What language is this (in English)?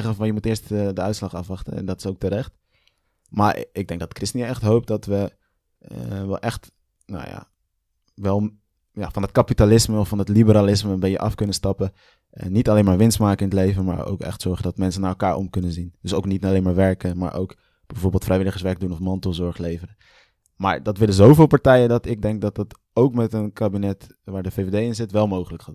Dutch